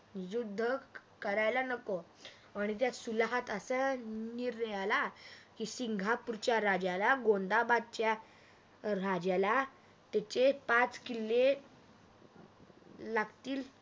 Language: Marathi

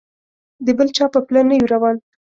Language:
Pashto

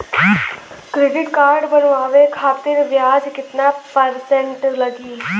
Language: Bhojpuri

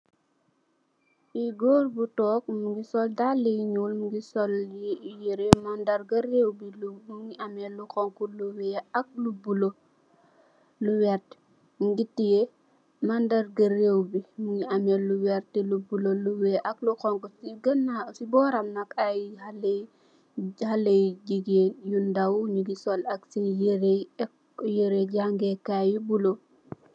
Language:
Wolof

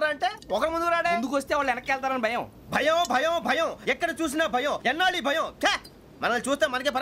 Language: Indonesian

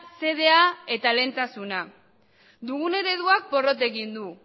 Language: Basque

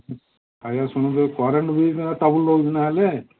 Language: Odia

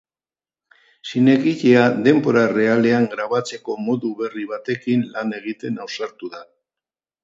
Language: Basque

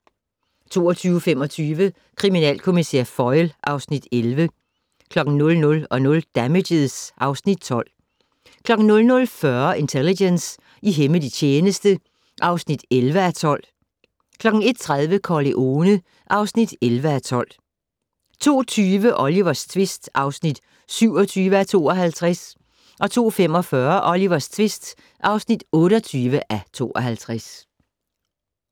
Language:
Danish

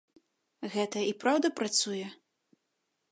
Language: Belarusian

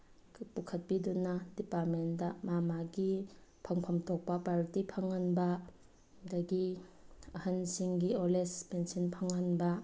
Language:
Manipuri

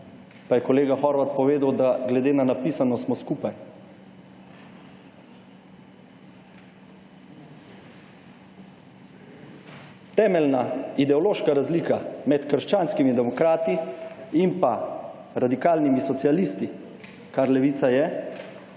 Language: Slovenian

